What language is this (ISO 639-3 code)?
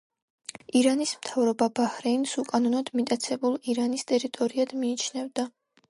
kat